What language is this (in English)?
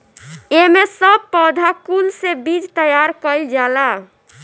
Bhojpuri